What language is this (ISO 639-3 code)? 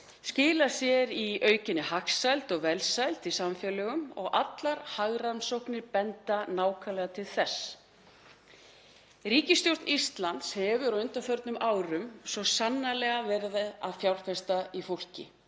isl